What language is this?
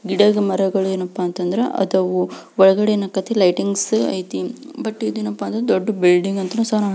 Kannada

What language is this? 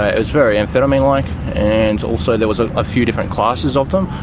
English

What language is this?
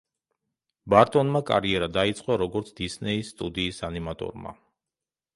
Georgian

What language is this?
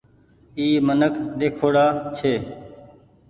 Goaria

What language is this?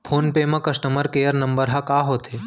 Chhattisgarhi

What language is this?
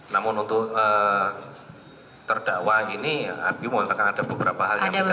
Indonesian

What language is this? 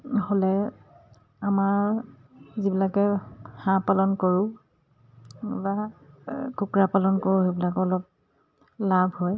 Assamese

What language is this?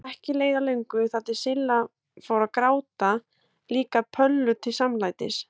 Icelandic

